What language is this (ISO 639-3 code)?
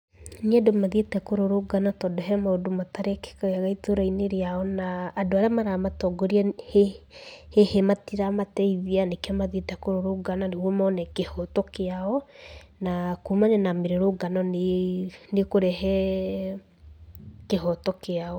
kik